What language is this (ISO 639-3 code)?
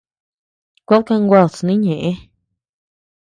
cux